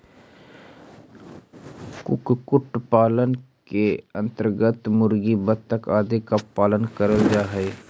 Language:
Magahi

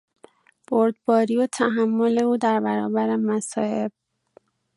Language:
Persian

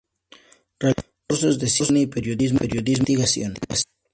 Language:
Spanish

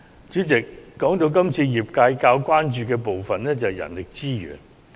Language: Cantonese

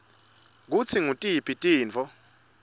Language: Swati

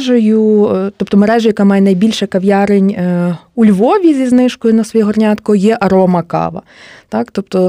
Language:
Ukrainian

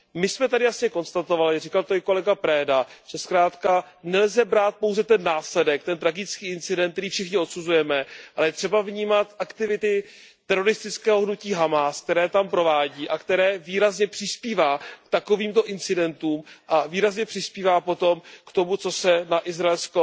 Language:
Czech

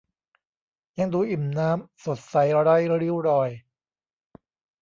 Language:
Thai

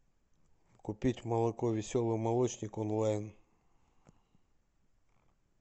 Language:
Russian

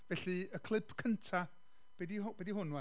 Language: Welsh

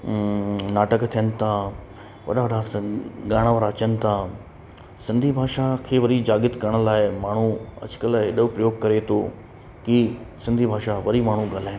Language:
Sindhi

